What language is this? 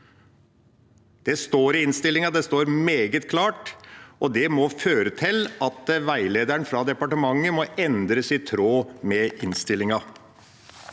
Norwegian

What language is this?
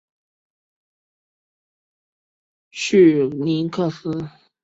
Chinese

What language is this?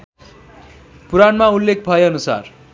Nepali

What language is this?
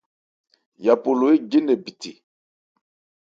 Ebrié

